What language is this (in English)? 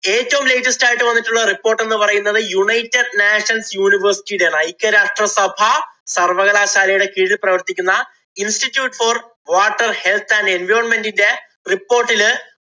Malayalam